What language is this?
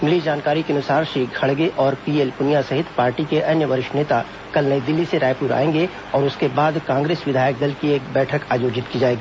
Hindi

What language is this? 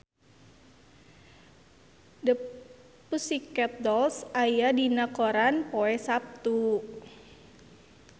Sundanese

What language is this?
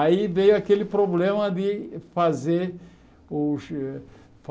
Portuguese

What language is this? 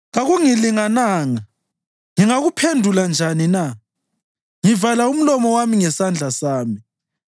North Ndebele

